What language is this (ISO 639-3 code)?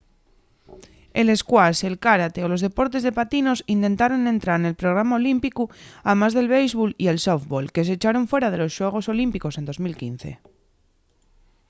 ast